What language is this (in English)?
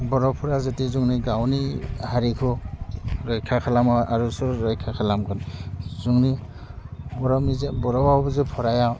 Bodo